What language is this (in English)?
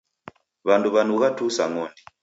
Taita